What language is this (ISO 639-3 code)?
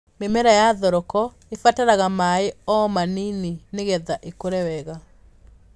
kik